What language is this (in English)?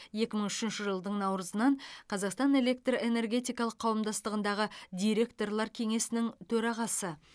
Kazakh